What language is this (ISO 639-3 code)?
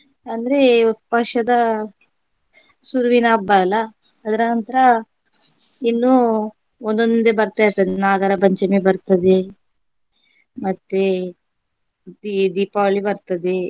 kan